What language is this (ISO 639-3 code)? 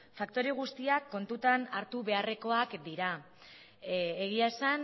eus